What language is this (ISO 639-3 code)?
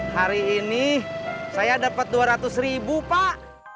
ind